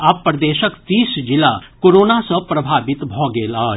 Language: Maithili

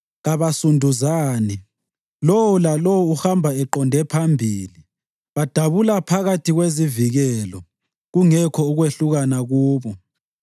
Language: North Ndebele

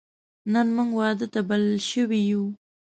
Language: Pashto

